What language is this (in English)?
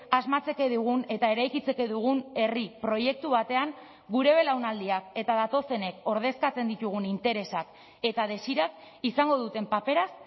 Basque